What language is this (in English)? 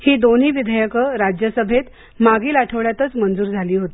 Marathi